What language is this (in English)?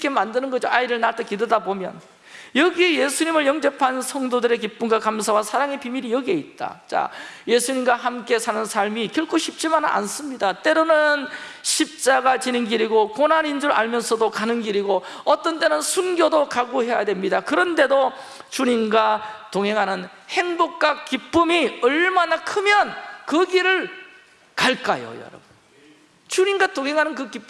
Korean